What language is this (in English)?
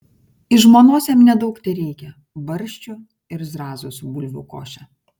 Lithuanian